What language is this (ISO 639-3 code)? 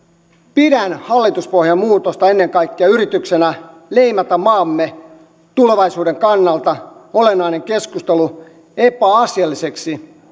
fin